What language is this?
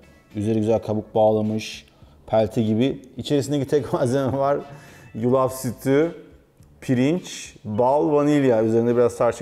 Turkish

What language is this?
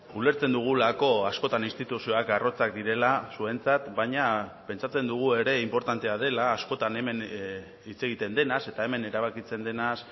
Basque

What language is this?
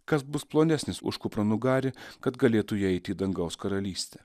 Lithuanian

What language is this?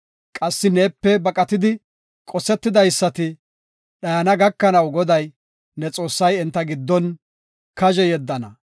Gofa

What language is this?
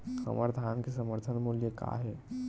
Chhattisgarhi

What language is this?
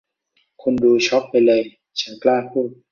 Thai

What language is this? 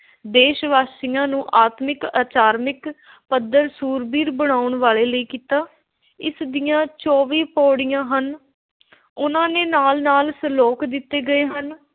Punjabi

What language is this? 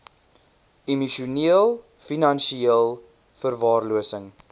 Afrikaans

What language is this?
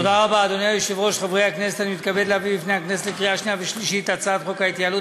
Hebrew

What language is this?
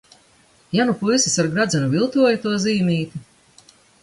Latvian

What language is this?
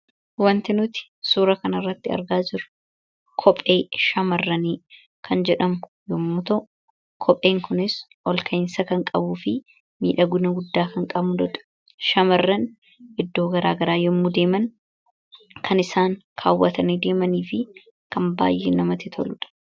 Oromo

